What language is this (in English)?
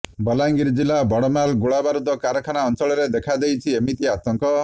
Odia